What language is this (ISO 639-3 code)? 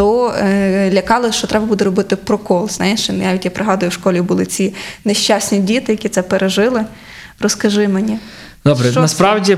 ukr